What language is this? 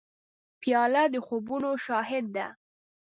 Pashto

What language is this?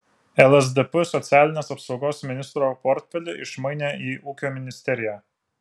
Lithuanian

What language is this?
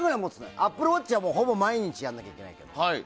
Japanese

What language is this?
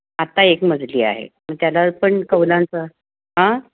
Marathi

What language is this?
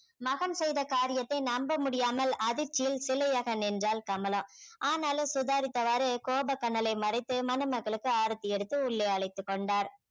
Tamil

